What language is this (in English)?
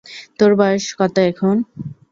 Bangla